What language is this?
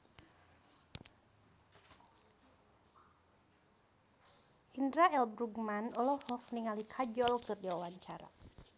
Sundanese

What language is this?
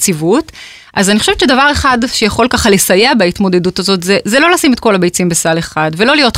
Hebrew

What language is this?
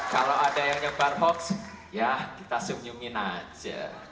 Indonesian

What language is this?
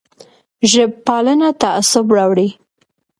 Pashto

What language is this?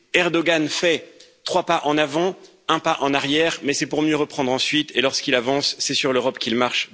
French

